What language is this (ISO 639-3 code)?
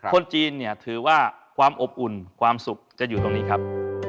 tha